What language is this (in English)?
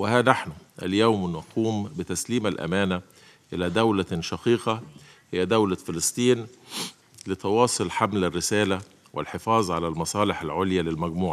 Arabic